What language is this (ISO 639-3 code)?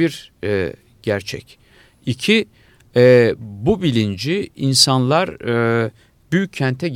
tur